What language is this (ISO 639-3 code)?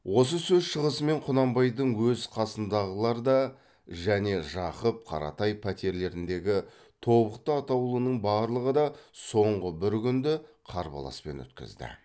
kaz